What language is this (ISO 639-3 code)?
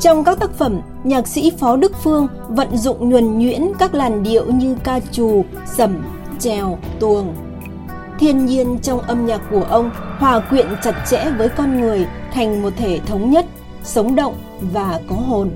vie